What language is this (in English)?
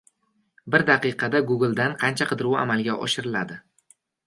Uzbek